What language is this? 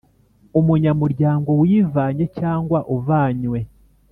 Kinyarwanda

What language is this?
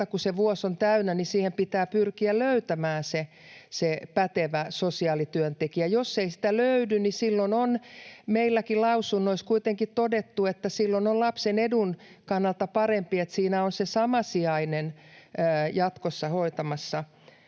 Finnish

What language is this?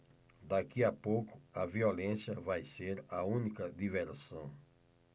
Portuguese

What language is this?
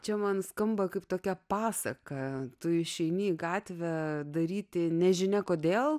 Lithuanian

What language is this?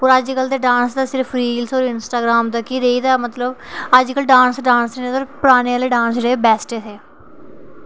Dogri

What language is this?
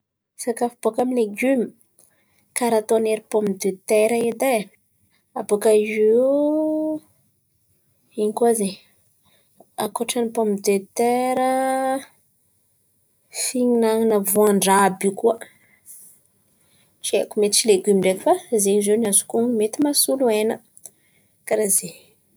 Antankarana Malagasy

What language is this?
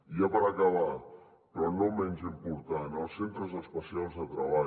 Catalan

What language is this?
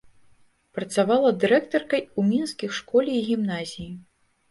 Belarusian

